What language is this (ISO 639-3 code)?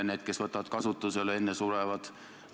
est